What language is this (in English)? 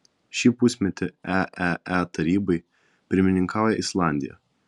Lithuanian